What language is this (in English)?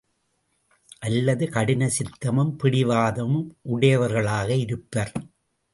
Tamil